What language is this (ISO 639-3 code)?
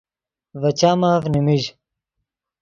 ydg